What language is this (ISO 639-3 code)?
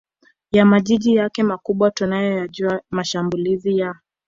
swa